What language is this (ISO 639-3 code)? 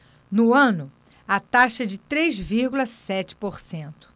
por